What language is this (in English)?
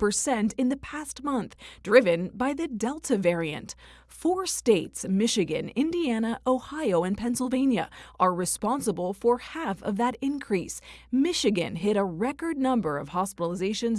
English